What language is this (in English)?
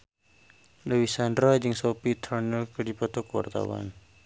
Sundanese